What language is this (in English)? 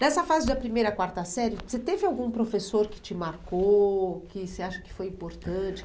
Portuguese